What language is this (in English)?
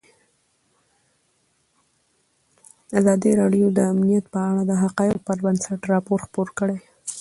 Pashto